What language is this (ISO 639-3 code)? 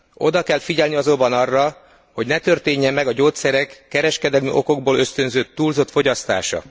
hun